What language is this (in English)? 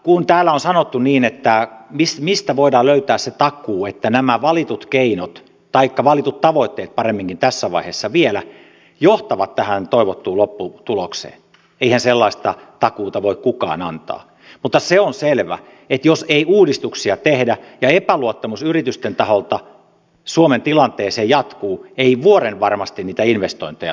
Finnish